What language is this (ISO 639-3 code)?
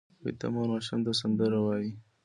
pus